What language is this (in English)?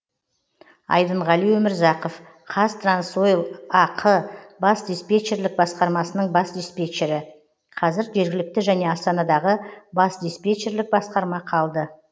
Kazakh